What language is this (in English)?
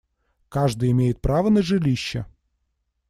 Russian